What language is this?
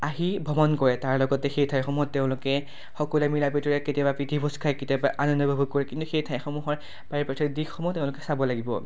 Assamese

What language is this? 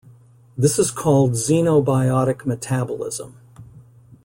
English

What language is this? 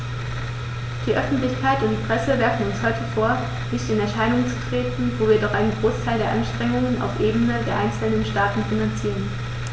German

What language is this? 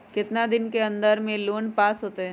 Magahi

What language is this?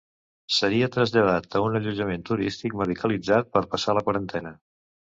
Catalan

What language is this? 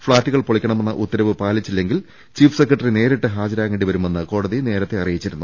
Malayalam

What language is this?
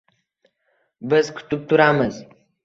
Uzbek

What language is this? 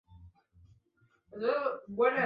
Swahili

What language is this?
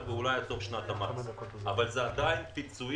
Hebrew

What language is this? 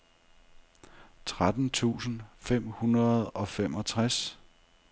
Danish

